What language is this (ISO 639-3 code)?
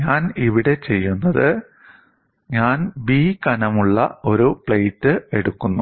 mal